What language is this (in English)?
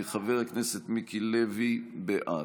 Hebrew